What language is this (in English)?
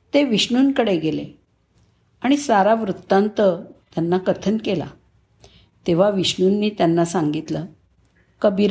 Marathi